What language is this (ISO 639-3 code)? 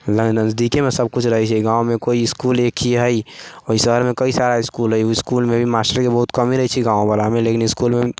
mai